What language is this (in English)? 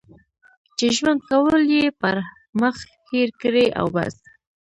Pashto